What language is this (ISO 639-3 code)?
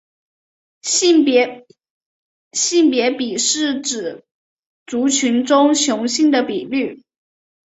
zho